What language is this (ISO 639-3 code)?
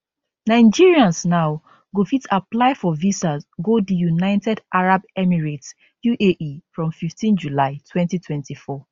pcm